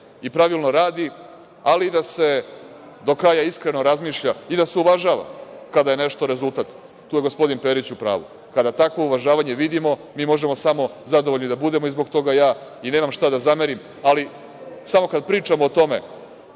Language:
Serbian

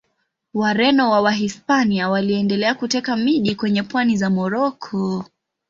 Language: Swahili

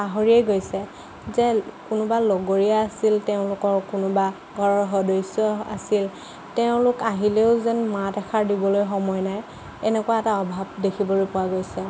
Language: Assamese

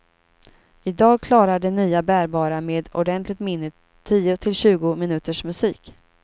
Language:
Swedish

